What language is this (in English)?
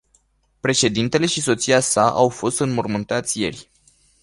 Romanian